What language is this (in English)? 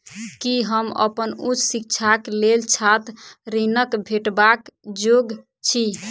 Maithili